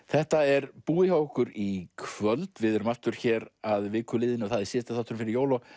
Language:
Icelandic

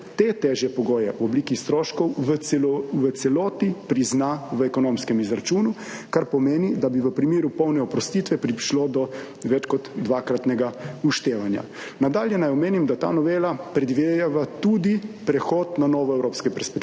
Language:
Slovenian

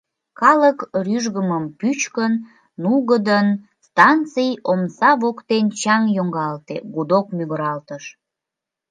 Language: Mari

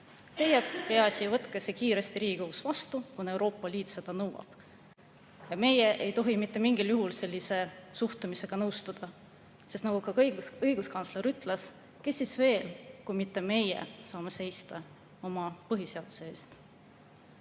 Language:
Estonian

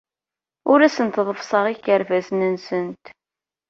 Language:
Kabyle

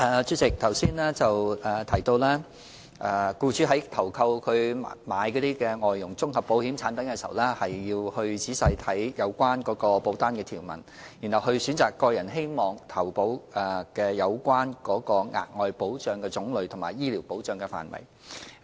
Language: Cantonese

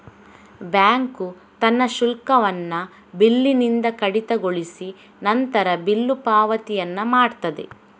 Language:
Kannada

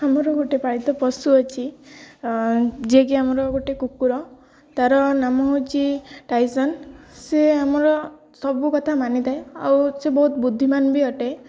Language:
Odia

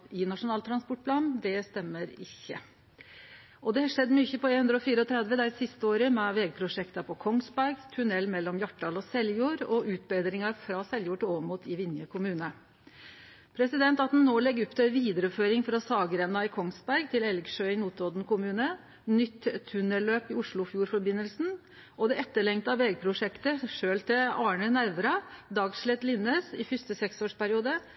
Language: Norwegian Nynorsk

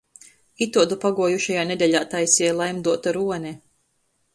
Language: Latgalian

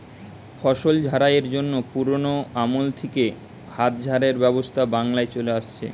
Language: Bangla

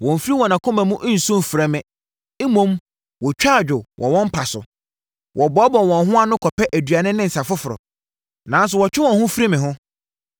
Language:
Akan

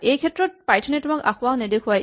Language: Assamese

